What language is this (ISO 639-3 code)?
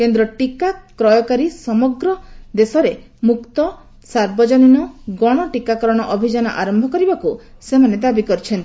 ori